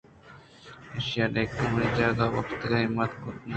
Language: Eastern Balochi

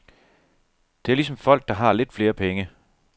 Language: Danish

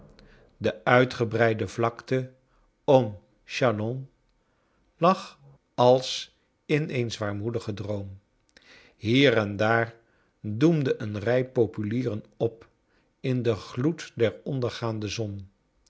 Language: Dutch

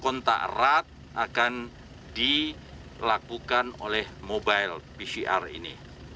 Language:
Indonesian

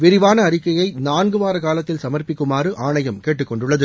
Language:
Tamil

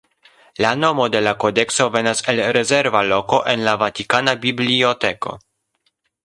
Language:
Esperanto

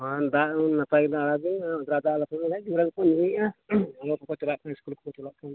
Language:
Santali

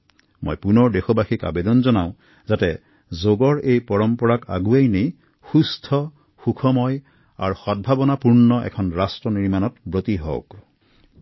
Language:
Assamese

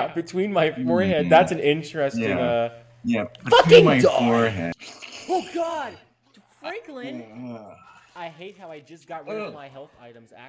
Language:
English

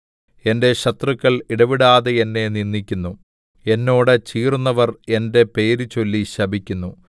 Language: Malayalam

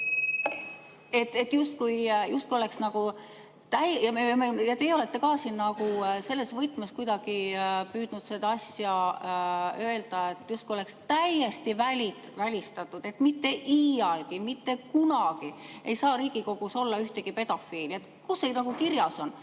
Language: Estonian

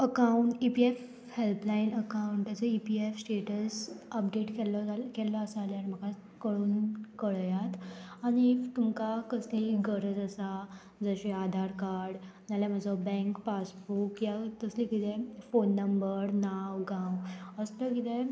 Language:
Konkani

